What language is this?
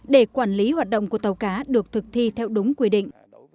Vietnamese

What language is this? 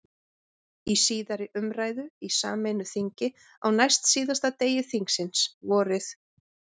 Icelandic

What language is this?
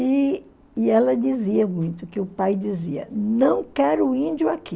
Portuguese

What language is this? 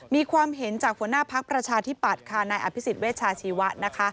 Thai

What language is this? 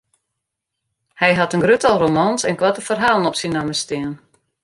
Western Frisian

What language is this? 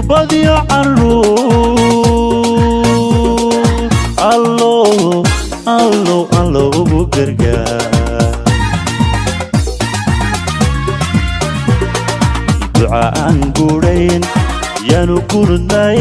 Arabic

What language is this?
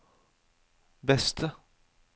Norwegian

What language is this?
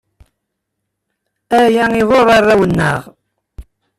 Kabyle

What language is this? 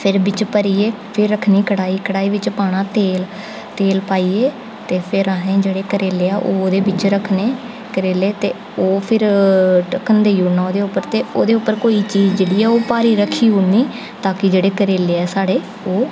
Dogri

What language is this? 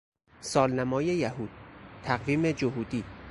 Persian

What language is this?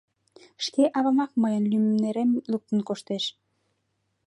Mari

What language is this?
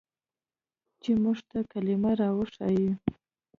Pashto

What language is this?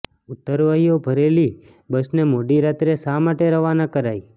Gujarati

